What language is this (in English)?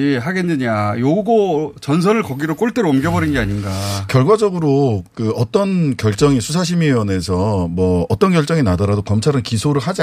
Korean